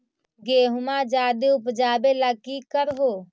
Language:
Magahi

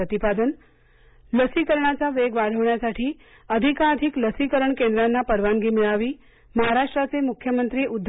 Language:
Marathi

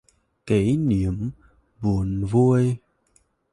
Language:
Vietnamese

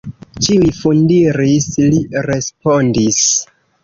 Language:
Esperanto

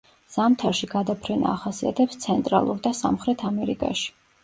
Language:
Georgian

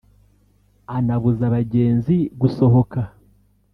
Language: Kinyarwanda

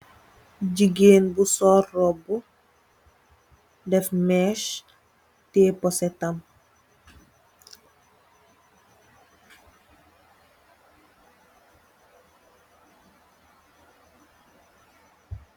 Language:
Wolof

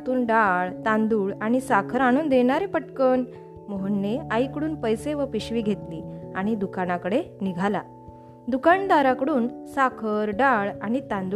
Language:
Marathi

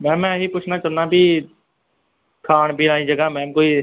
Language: Punjabi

